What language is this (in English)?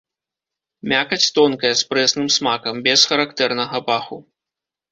Belarusian